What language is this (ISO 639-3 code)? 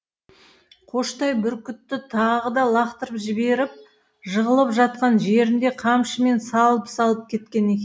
kaz